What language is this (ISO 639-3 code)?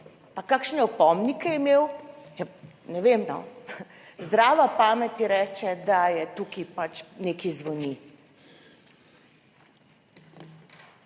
slv